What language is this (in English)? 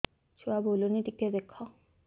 Odia